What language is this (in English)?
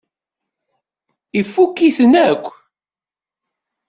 Kabyle